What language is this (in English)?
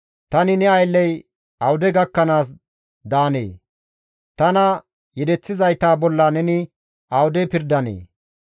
Gamo